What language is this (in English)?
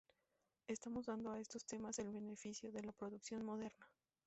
Spanish